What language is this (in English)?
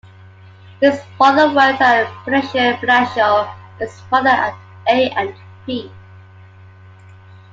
English